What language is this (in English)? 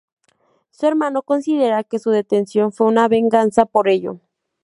Spanish